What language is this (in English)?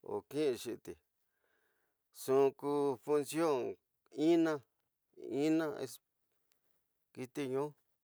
Tidaá Mixtec